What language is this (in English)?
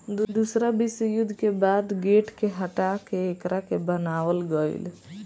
Bhojpuri